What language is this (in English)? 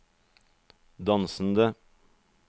Norwegian